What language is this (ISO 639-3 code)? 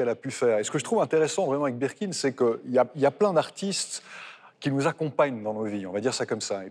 fra